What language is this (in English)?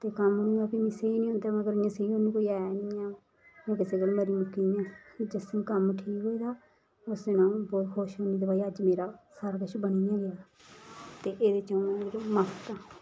Dogri